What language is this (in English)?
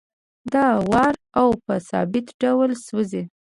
Pashto